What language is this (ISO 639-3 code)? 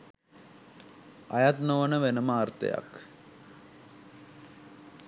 sin